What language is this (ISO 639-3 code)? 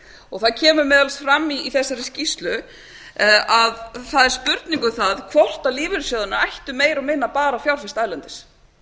isl